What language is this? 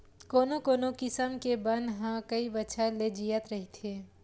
Chhattisgarhi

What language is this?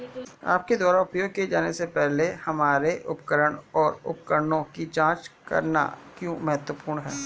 Hindi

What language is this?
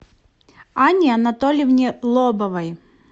Russian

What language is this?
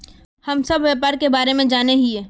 Magahi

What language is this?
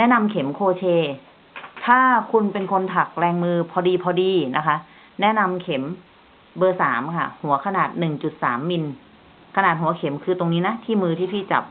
Thai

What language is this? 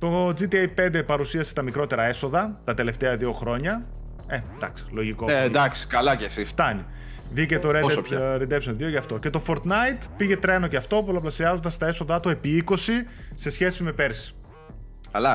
Greek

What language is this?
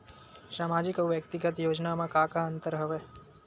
Chhattisgarhi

